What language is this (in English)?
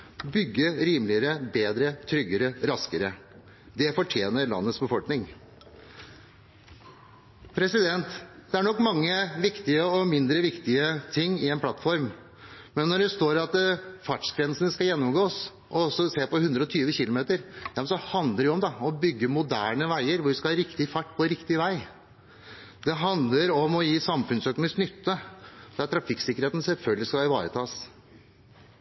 Norwegian Bokmål